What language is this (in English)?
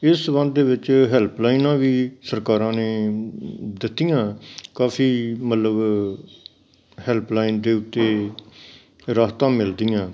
Punjabi